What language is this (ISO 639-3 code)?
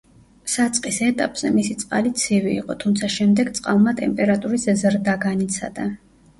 kat